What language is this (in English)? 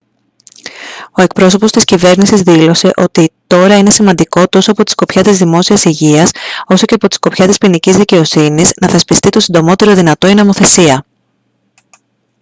Greek